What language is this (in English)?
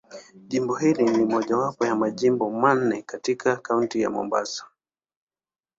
Swahili